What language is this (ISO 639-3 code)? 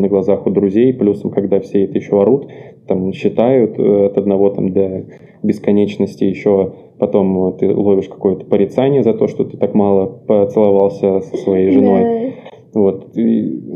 rus